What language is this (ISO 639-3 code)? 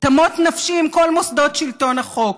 heb